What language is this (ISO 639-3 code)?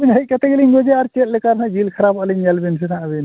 sat